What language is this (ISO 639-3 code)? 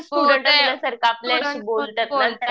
mar